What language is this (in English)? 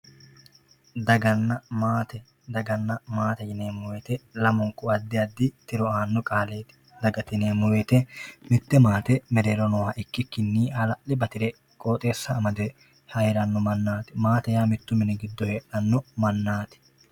Sidamo